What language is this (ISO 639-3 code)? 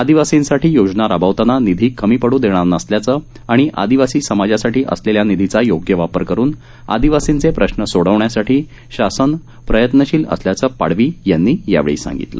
mar